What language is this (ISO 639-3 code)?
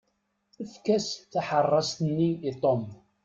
kab